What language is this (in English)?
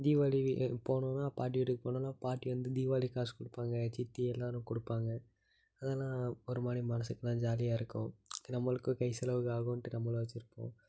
Tamil